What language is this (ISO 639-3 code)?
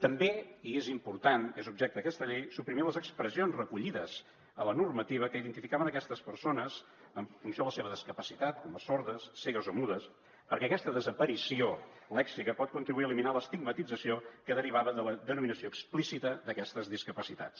cat